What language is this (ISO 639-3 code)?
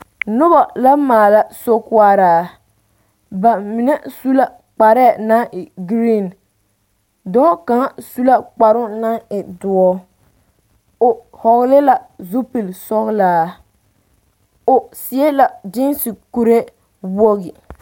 dga